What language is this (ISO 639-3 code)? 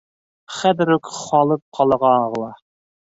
bak